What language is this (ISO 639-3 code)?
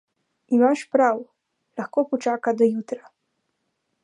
slv